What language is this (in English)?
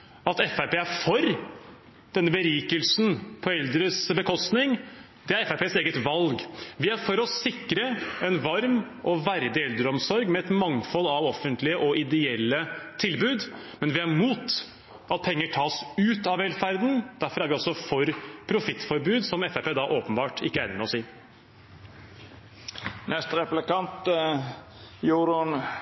Norwegian Bokmål